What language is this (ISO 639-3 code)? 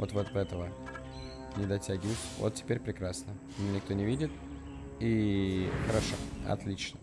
rus